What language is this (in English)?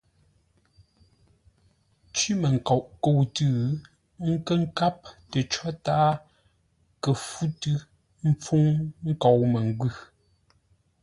Ngombale